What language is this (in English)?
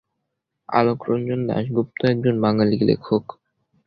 Bangla